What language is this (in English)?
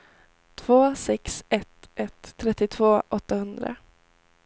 Swedish